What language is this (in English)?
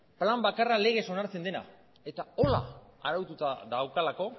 Basque